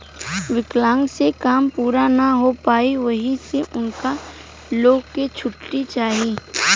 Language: Bhojpuri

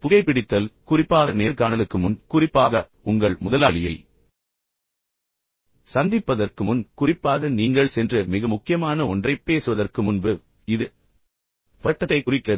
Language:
Tamil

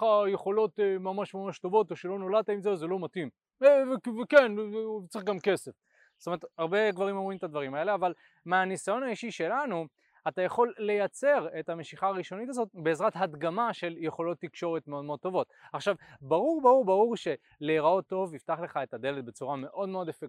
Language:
Hebrew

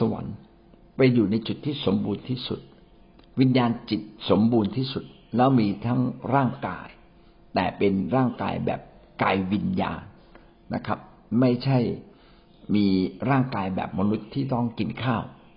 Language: Thai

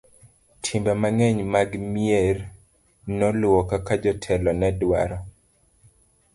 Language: Luo (Kenya and Tanzania)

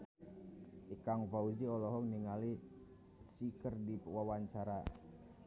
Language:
Sundanese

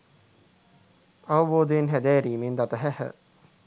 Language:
Sinhala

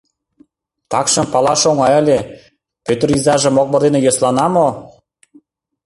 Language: Mari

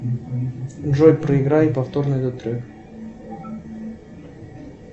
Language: Russian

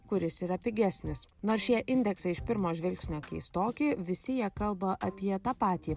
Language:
Lithuanian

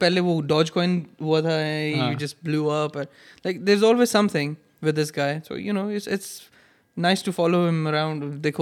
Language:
Urdu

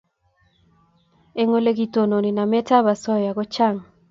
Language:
Kalenjin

